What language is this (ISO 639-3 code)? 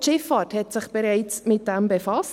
gsw